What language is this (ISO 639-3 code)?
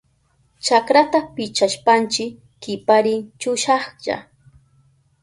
qup